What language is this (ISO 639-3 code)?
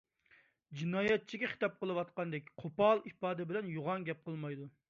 uig